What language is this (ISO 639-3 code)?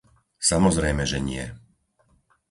slk